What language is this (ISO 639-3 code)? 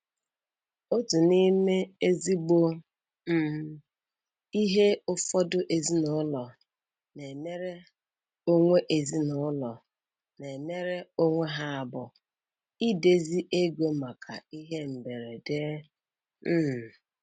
ibo